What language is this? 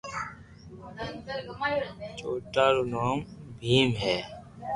Loarki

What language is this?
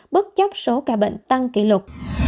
Vietnamese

